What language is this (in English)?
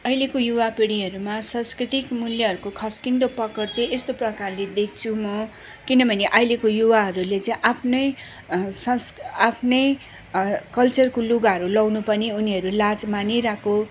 Nepali